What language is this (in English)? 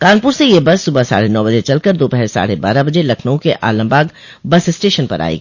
Hindi